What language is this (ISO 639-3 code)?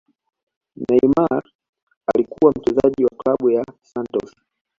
swa